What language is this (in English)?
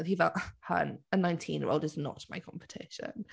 Welsh